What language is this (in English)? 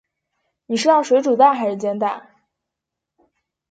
Chinese